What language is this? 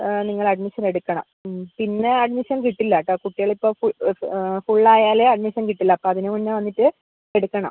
Malayalam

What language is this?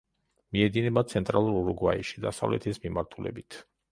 Georgian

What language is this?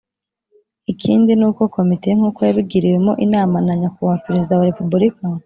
Kinyarwanda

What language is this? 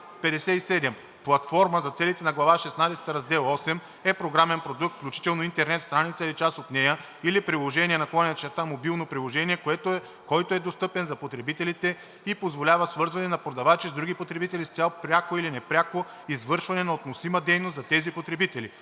Bulgarian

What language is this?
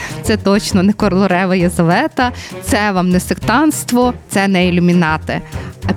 Ukrainian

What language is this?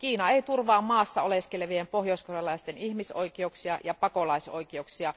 Finnish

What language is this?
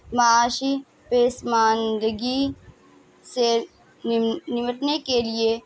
Urdu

